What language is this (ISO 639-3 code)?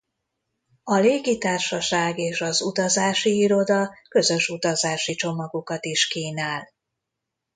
hun